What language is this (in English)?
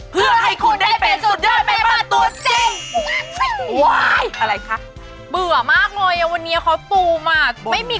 Thai